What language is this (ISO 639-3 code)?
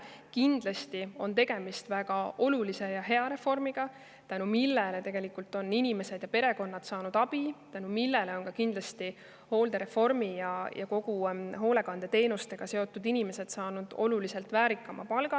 est